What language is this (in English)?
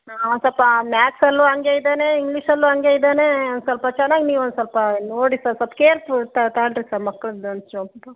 Kannada